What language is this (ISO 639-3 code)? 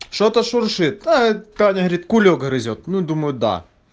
rus